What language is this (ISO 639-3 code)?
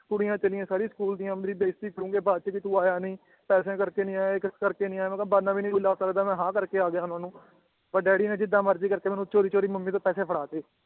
pan